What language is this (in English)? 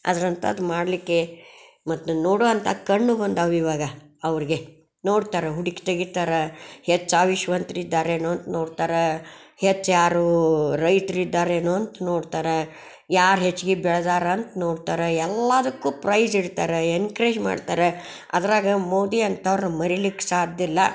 Kannada